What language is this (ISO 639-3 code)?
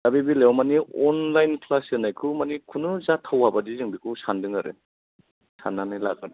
brx